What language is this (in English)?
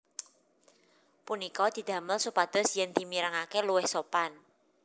Javanese